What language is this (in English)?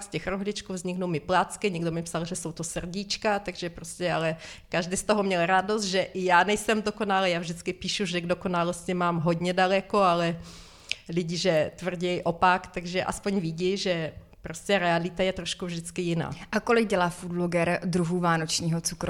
Czech